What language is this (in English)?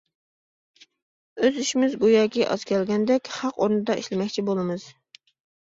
Uyghur